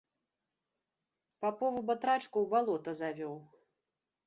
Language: Belarusian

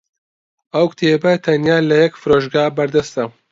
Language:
Central Kurdish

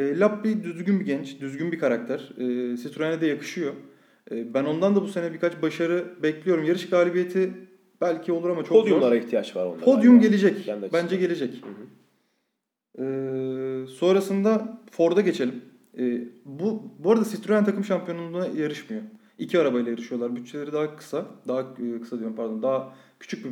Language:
Turkish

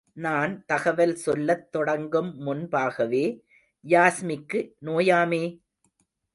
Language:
Tamil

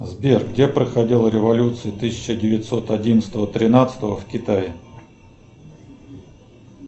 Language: Russian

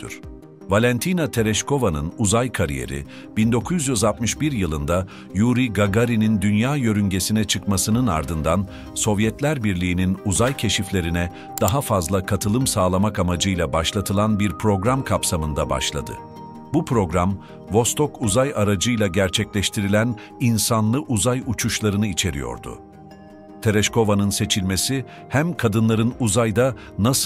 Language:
Turkish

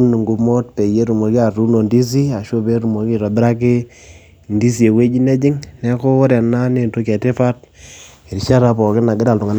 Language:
Masai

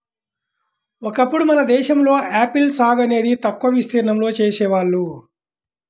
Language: Telugu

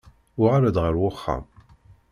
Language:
Kabyle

